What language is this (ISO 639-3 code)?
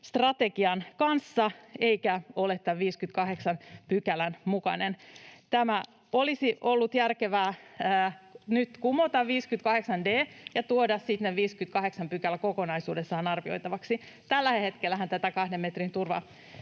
fin